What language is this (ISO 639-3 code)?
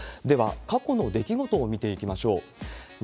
jpn